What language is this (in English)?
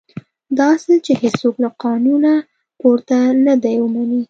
Pashto